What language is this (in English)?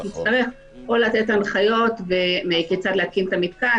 Hebrew